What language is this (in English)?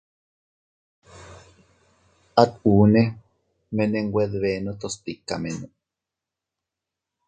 Teutila Cuicatec